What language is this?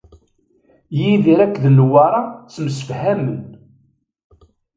Kabyle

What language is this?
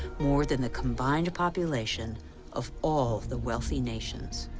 English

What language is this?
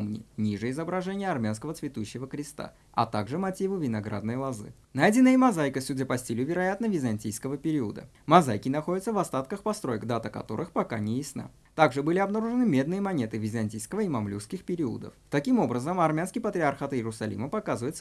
Russian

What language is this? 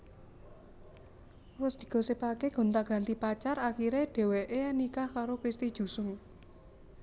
Javanese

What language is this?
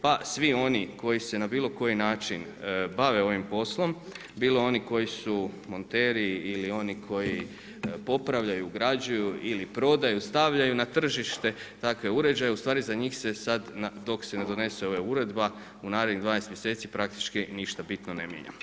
Croatian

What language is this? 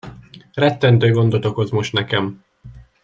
Hungarian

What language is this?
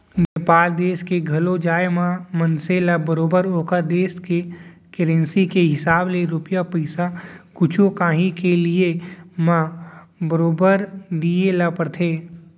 Chhattisgarhi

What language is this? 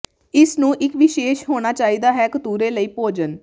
Punjabi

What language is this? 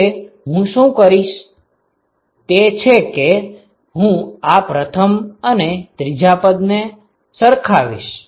Gujarati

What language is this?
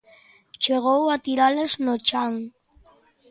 Galician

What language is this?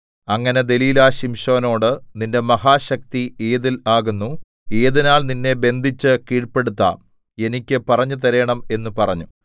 Malayalam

